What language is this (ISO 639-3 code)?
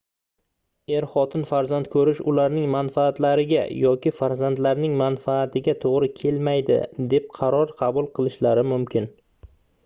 uzb